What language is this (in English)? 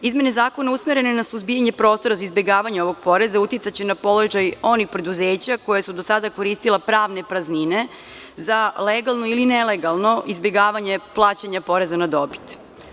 Serbian